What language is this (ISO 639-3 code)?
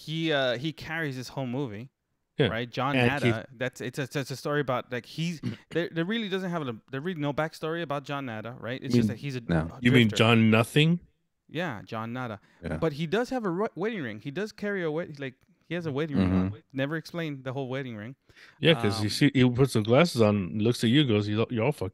eng